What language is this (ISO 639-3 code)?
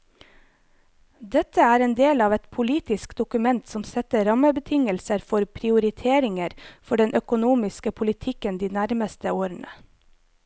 nor